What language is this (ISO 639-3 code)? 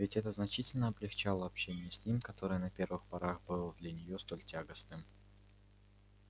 rus